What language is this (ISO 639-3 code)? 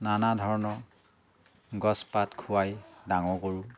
asm